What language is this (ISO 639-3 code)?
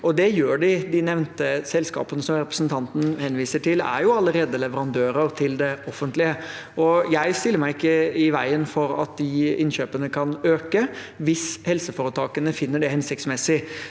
nor